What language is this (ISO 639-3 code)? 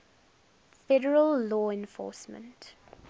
eng